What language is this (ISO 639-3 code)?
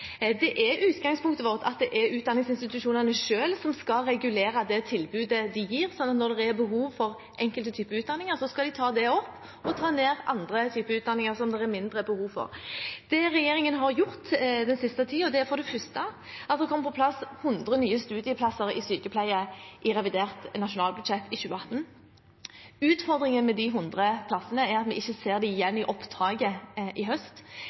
nob